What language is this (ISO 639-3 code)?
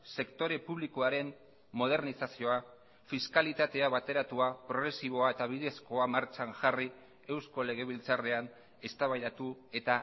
eus